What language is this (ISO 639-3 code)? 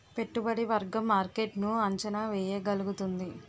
tel